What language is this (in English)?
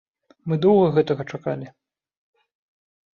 Belarusian